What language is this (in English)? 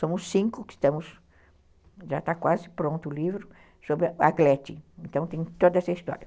Portuguese